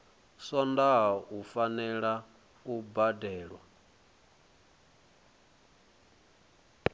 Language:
Venda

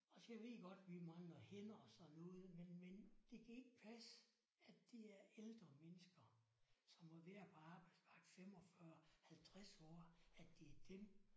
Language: Danish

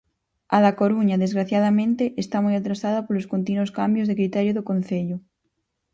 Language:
Galician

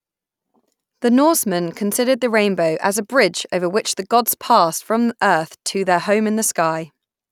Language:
English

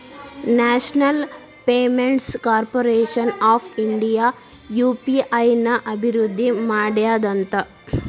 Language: Kannada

